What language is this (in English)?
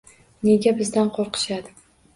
Uzbek